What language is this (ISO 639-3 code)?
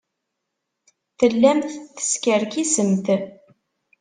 kab